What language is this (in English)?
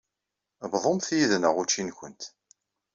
Kabyle